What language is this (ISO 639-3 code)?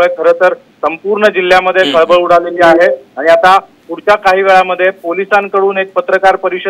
hin